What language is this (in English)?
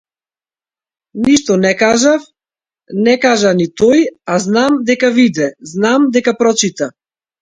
Macedonian